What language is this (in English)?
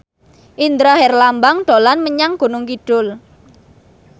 Javanese